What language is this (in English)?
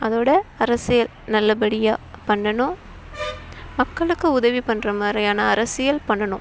Tamil